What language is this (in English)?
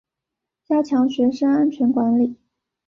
Chinese